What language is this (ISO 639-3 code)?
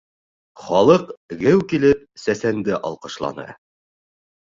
bak